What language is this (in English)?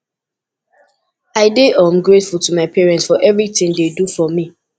Nigerian Pidgin